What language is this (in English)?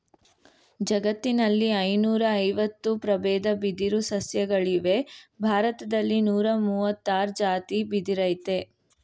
Kannada